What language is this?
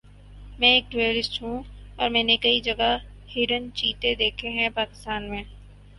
Urdu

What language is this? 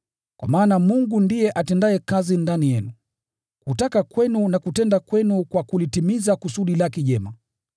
Swahili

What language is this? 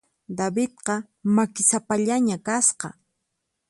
Puno Quechua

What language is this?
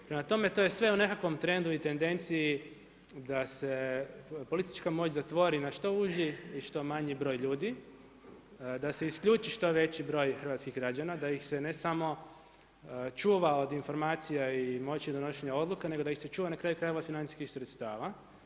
Croatian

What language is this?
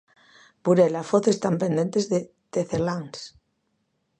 Galician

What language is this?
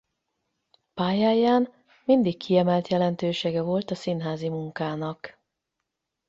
Hungarian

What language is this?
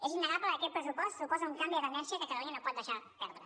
Catalan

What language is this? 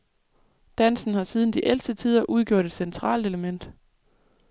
Danish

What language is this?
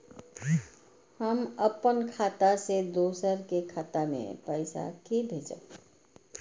Maithili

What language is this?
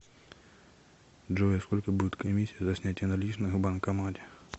Russian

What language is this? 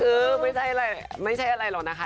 Thai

